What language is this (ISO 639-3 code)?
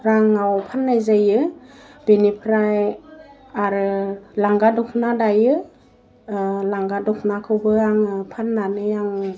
brx